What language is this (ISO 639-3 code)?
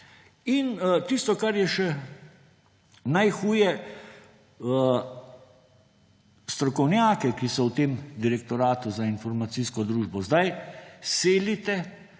slv